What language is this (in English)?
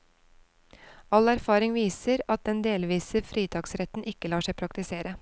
Norwegian